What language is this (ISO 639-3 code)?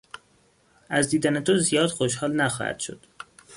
fas